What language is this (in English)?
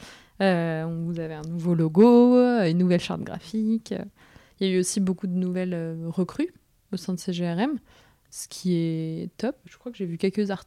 French